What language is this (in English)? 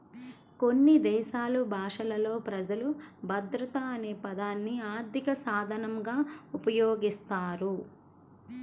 Telugu